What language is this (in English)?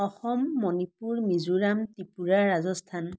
Assamese